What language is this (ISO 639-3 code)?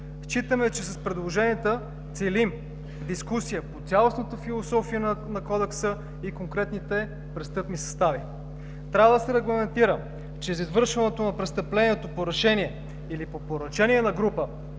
bul